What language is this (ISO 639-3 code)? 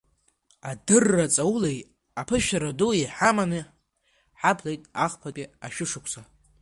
abk